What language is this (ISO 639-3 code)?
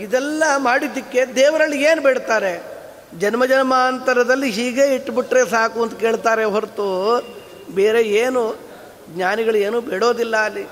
kan